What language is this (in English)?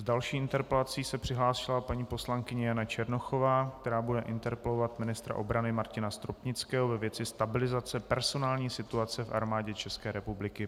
Czech